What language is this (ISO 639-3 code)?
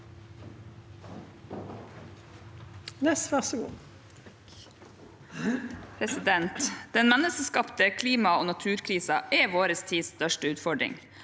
nor